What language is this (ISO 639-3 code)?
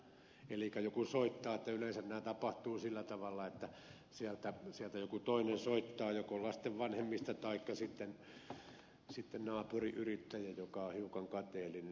fin